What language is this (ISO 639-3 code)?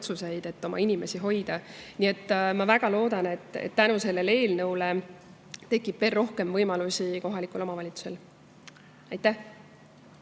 est